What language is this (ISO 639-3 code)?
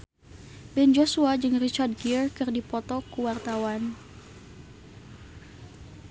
sun